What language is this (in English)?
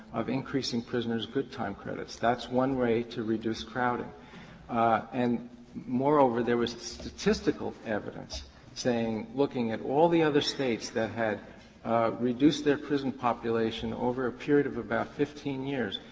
English